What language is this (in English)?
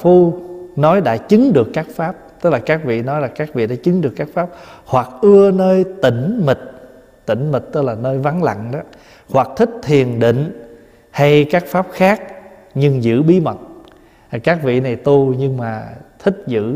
Vietnamese